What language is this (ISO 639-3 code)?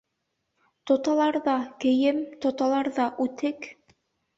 bak